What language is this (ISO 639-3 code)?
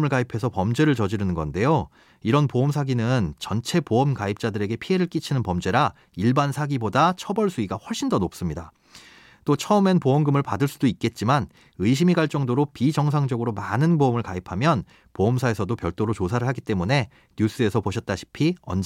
kor